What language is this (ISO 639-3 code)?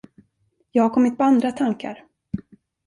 swe